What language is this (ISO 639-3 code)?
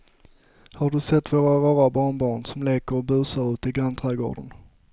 swe